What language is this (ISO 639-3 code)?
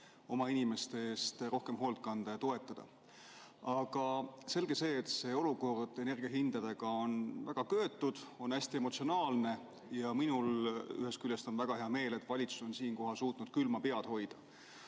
est